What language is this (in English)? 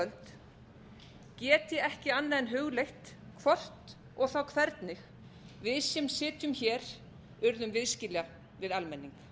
Icelandic